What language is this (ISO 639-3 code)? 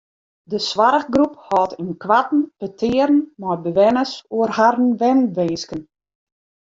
fry